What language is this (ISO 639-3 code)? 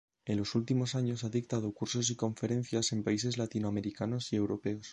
spa